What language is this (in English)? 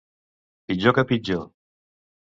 Catalan